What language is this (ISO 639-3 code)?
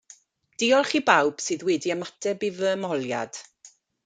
cym